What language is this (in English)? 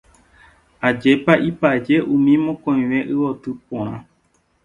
Guarani